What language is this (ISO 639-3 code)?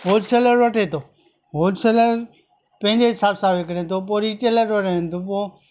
snd